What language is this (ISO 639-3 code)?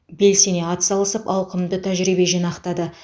kaz